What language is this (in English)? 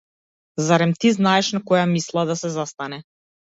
Macedonian